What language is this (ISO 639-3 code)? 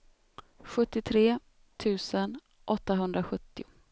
swe